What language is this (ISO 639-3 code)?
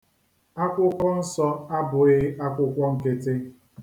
ibo